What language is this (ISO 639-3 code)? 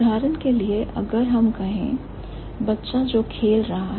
hin